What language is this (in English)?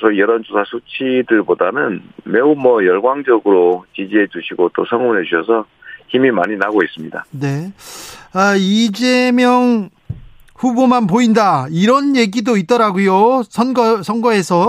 Korean